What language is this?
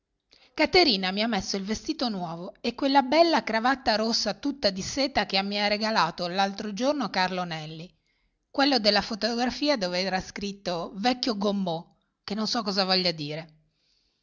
Italian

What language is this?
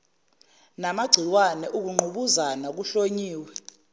Zulu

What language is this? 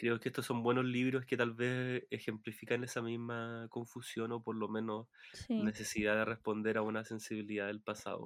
Spanish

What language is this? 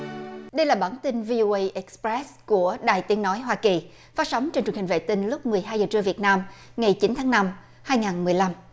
Vietnamese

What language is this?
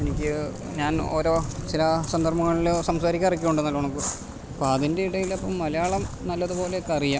Malayalam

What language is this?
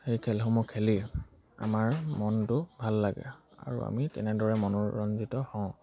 Assamese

